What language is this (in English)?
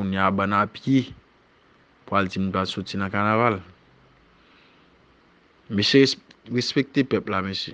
French